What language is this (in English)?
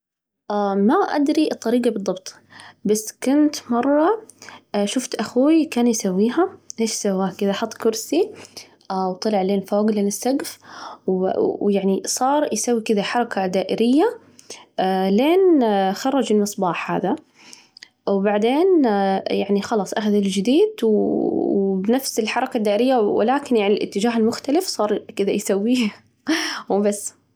Najdi Arabic